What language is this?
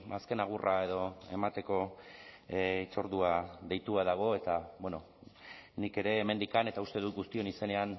Basque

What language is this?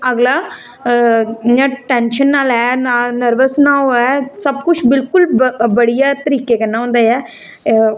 Dogri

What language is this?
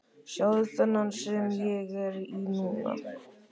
Icelandic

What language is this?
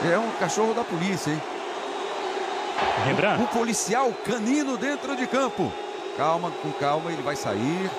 Portuguese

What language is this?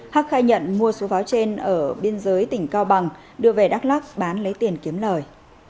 Vietnamese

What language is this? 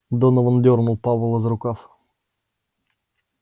Russian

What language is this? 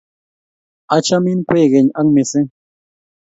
Kalenjin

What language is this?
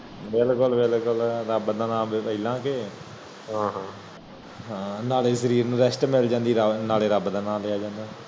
Punjabi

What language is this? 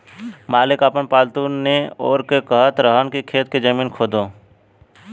Bhojpuri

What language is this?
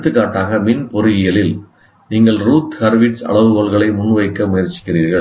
Tamil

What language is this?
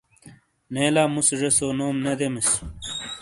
Shina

